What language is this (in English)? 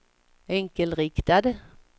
Swedish